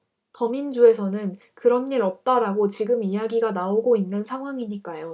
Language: Korean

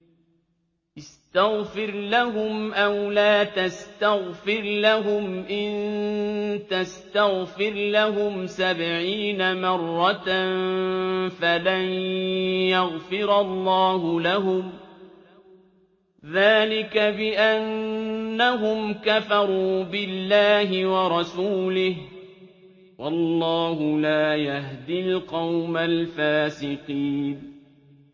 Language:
Arabic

